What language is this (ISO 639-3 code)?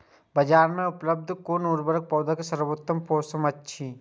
mai